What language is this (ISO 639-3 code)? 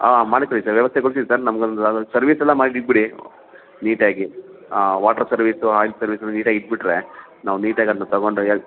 kan